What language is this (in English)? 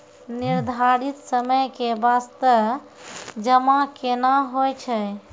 Maithili